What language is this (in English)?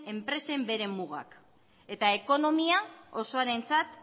Basque